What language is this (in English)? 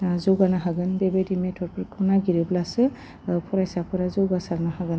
Bodo